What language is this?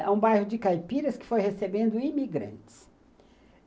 Portuguese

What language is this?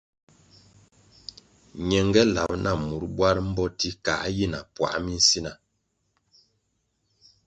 Kwasio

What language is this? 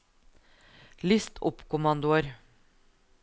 Norwegian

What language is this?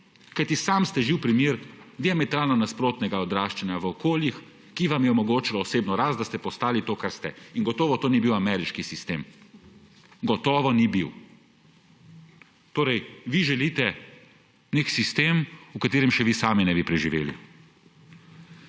Slovenian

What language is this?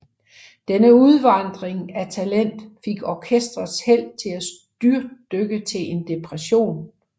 Danish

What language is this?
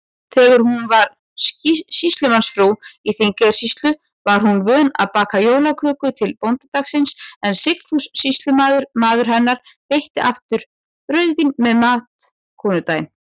Icelandic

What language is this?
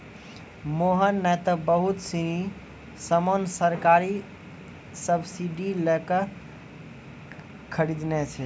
Maithili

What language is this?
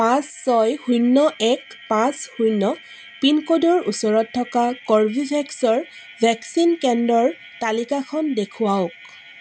Assamese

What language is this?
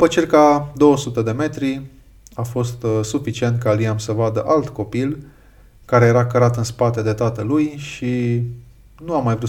Romanian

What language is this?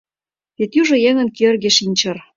Mari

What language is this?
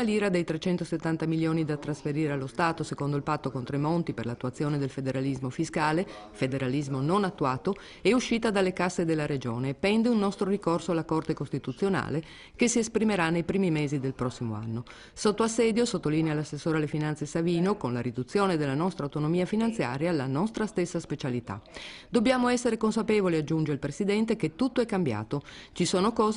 Italian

